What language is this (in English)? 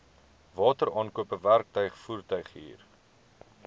Afrikaans